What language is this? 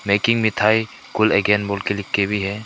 Hindi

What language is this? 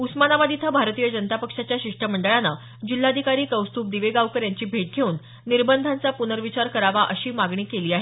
Marathi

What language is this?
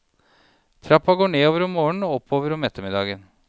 Norwegian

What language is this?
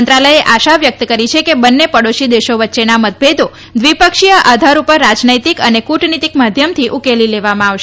Gujarati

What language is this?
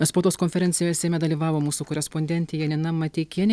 Lithuanian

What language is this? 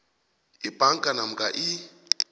South Ndebele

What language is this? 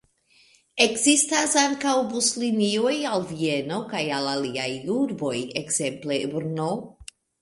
Esperanto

